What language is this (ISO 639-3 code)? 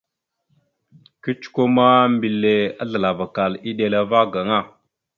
mxu